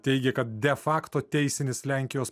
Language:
Lithuanian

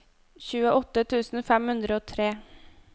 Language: Norwegian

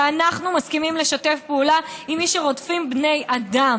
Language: Hebrew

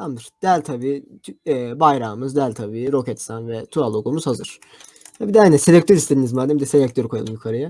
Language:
Turkish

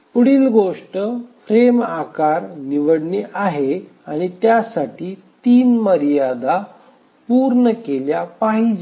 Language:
Marathi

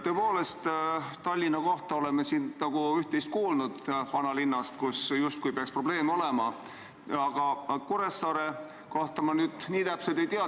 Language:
Estonian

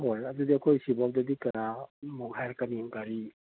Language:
Manipuri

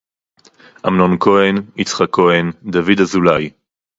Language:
Hebrew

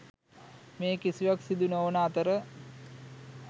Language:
Sinhala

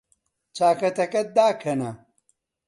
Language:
Central Kurdish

